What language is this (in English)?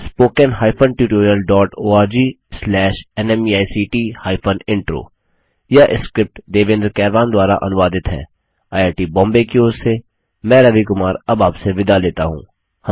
Hindi